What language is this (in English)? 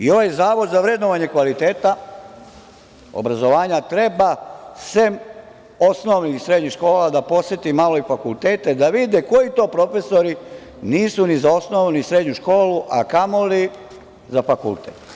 Serbian